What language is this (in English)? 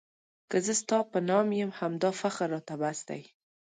Pashto